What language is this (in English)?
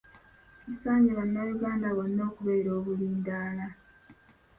Ganda